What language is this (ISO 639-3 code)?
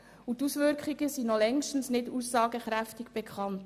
gsw